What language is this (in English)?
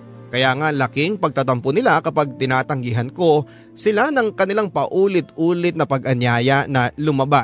Filipino